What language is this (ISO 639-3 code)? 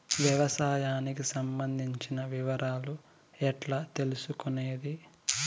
tel